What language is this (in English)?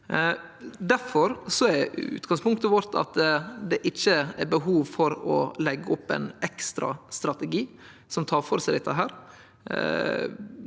Norwegian